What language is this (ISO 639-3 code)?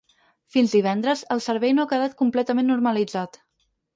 cat